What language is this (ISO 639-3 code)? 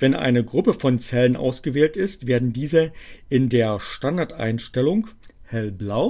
deu